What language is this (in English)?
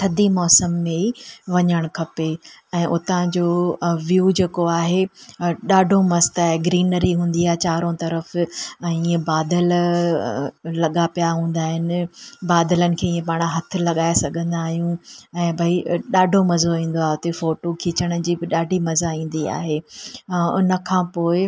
Sindhi